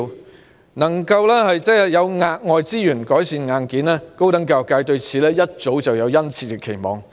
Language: Cantonese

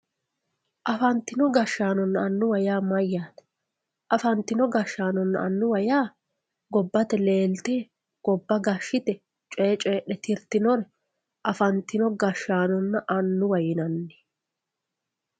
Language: Sidamo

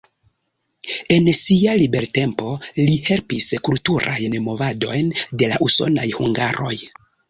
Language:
Esperanto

